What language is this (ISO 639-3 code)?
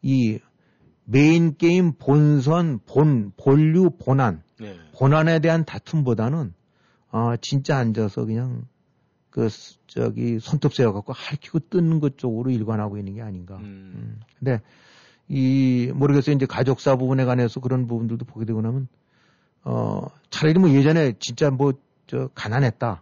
kor